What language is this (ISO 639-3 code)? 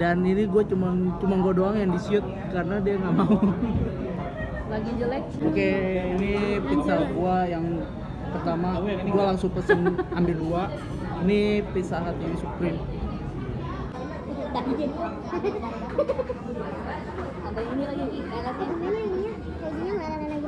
ind